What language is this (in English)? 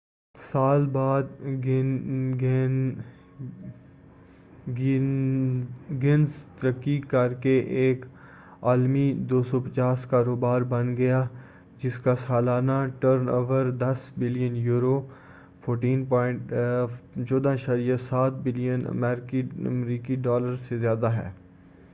Urdu